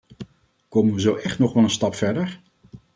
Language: Dutch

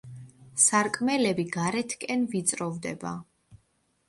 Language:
Georgian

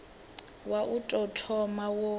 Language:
Venda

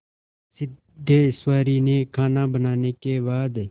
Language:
Hindi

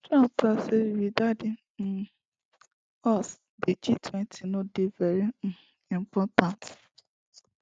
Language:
Nigerian Pidgin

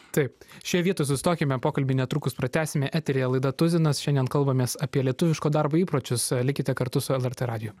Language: Lithuanian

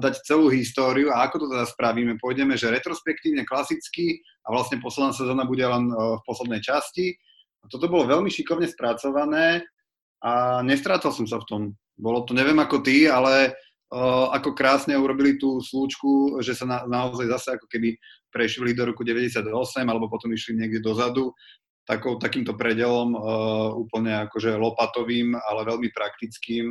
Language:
Slovak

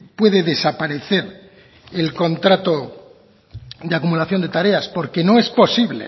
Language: Spanish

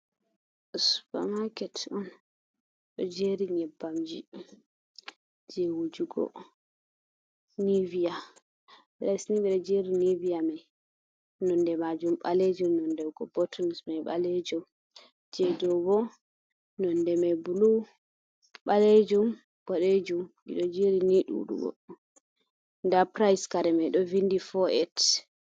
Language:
Fula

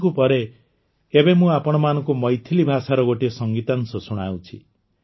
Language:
Odia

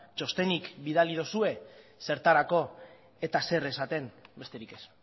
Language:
Basque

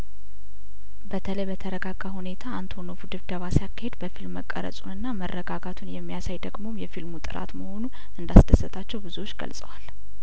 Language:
Amharic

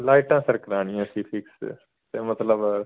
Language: Punjabi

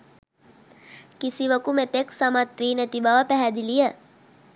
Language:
Sinhala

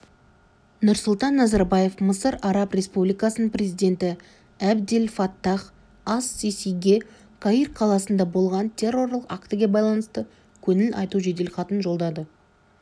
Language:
Kazakh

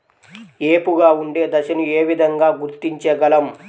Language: Telugu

